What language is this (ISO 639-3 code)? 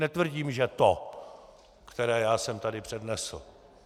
ces